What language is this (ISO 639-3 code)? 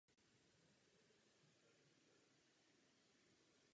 ces